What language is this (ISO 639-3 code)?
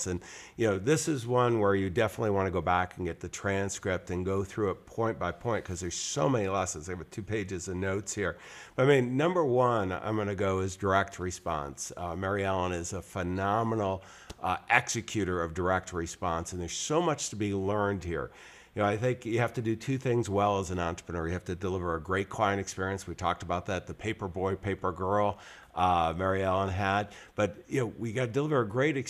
eng